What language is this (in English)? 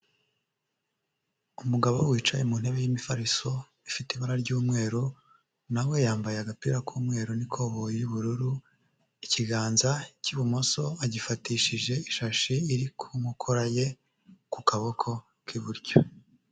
Kinyarwanda